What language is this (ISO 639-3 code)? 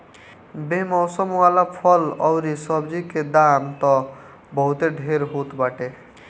bho